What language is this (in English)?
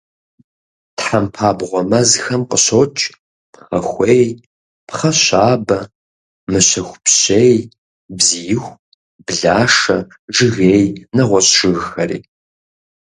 Kabardian